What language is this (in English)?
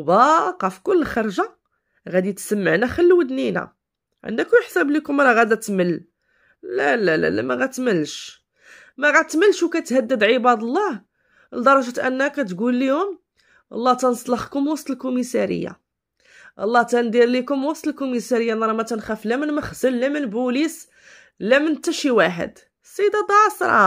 Arabic